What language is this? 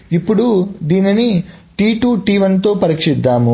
Telugu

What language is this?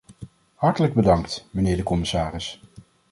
Dutch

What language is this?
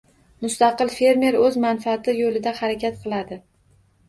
Uzbek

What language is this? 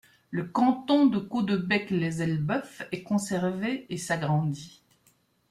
French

